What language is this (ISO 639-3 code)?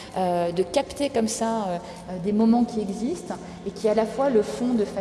fra